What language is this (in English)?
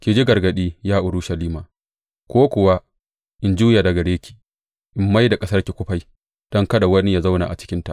Hausa